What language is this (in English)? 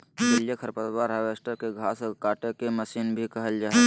Magahi